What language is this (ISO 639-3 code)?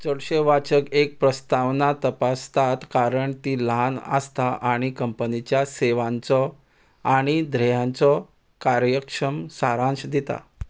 kok